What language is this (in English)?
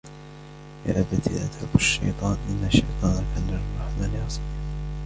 Arabic